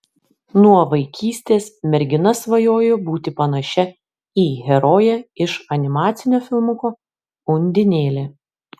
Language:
Lithuanian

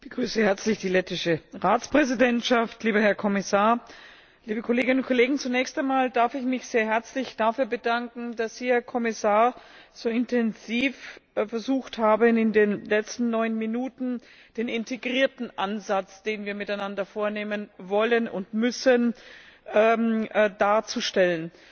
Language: German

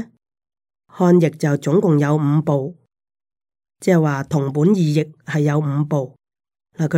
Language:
Chinese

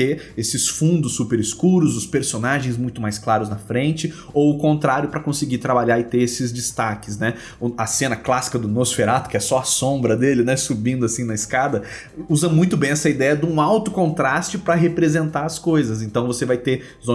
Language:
Portuguese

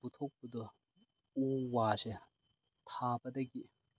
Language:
Manipuri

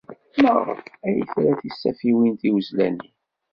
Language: Kabyle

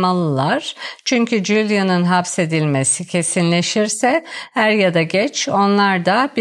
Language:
Turkish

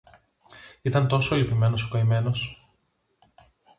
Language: Greek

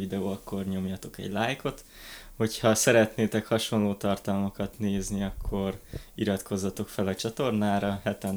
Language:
Hungarian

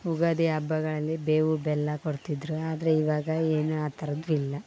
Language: Kannada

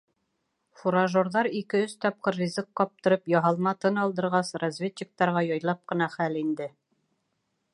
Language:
Bashkir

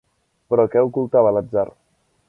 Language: Catalan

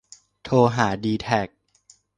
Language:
Thai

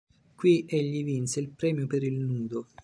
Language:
Italian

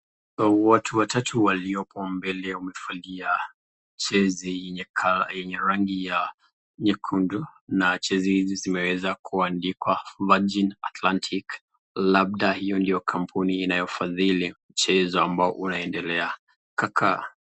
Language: Swahili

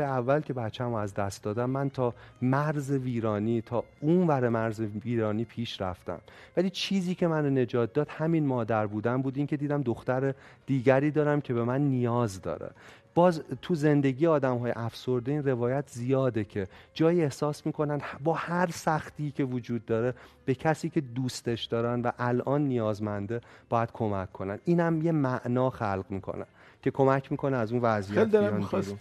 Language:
Persian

